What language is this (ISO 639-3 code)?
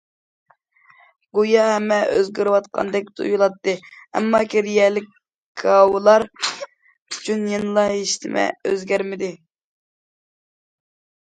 uig